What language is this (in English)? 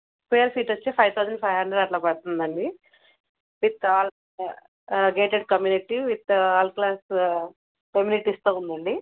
Telugu